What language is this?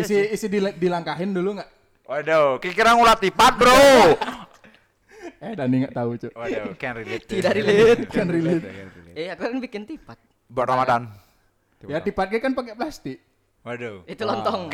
Indonesian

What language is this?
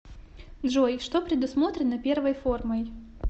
Russian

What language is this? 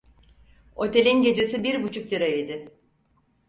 Turkish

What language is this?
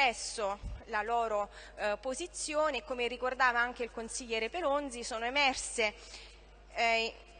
Italian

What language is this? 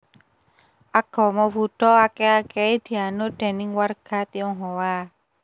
Javanese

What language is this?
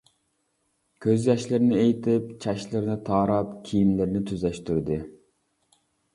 Uyghur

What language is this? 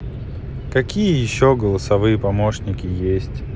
Russian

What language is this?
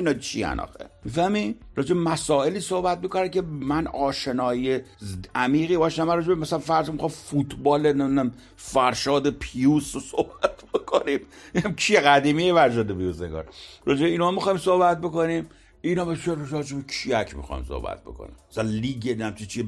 Persian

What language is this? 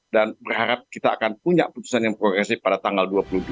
Indonesian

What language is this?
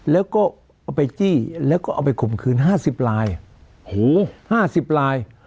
Thai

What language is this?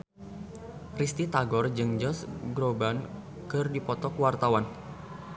Sundanese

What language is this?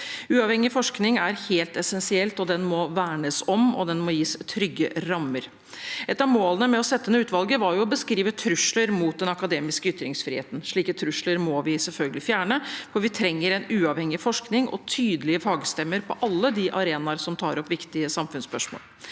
Norwegian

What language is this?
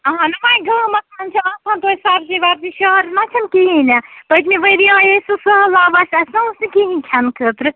Kashmiri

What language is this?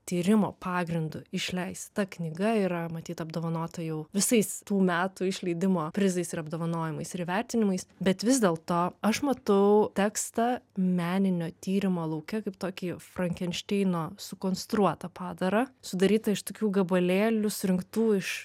Lithuanian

